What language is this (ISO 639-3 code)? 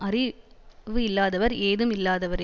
tam